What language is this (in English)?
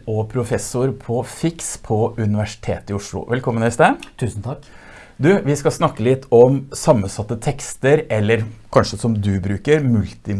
Norwegian